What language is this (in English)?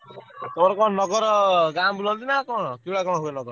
Odia